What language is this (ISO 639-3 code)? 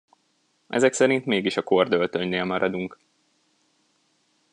hun